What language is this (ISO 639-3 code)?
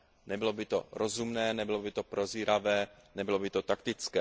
ces